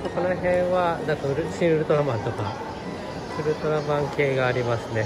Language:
Japanese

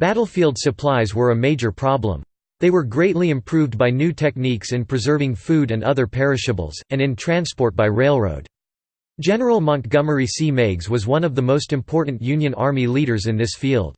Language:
English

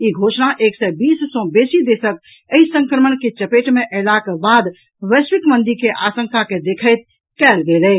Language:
Maithili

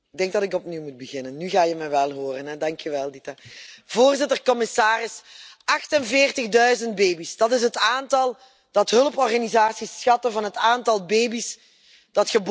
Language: Dutch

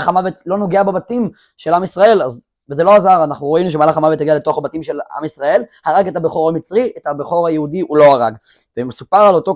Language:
Hebrew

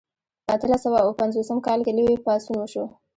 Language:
Pashto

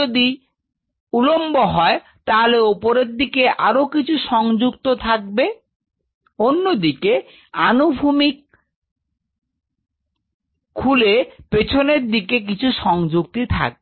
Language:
Bangla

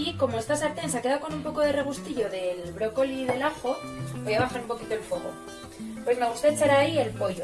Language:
Spanish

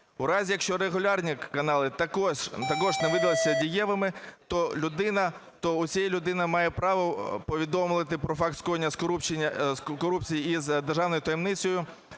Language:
Ukrainian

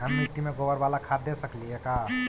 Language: Magahi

